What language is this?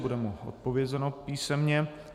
Czech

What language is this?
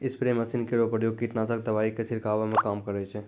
Maithili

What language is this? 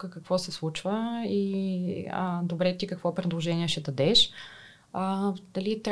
Bulgarian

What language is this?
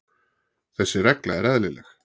Icelandic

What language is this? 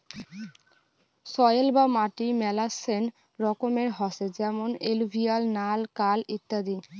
Bangla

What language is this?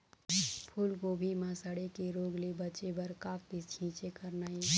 Chhattisgarhi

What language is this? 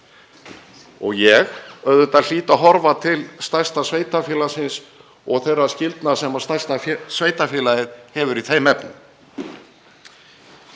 Icelandic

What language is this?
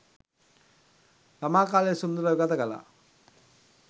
Sinhala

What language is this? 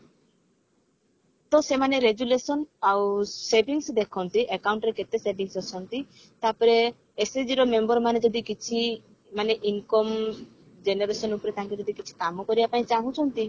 Odia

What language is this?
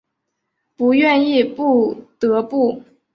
Chinese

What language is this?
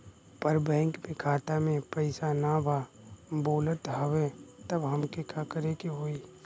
Bhojpuri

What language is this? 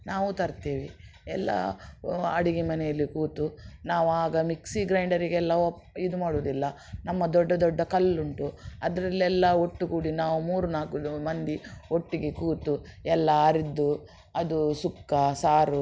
Kannada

